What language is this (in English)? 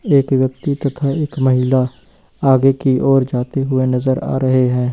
Hindi